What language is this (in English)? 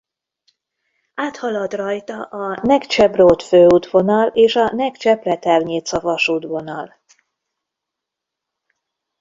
Hungarian